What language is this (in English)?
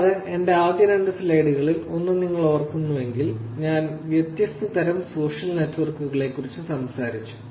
Malayalam